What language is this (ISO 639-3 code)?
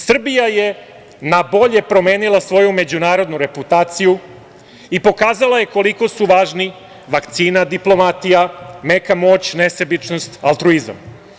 srp